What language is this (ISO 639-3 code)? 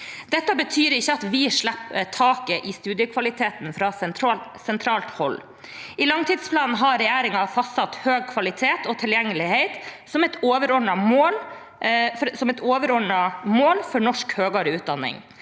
nor